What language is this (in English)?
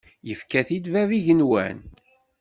Kabyle